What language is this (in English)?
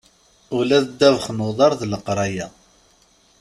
Kabyle